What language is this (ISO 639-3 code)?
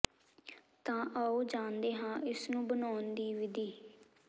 pan